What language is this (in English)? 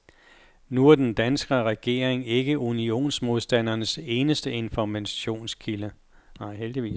Danish